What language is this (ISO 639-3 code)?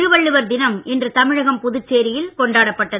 tam